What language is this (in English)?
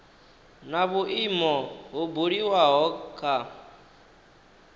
Venda